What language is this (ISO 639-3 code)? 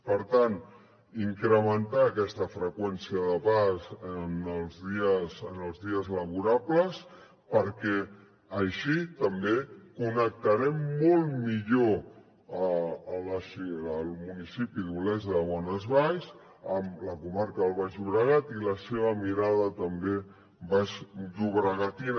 cat